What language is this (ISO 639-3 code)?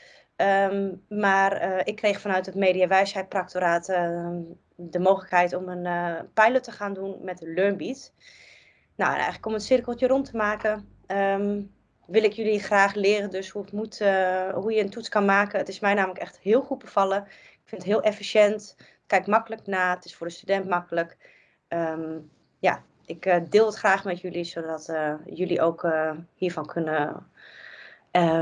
nld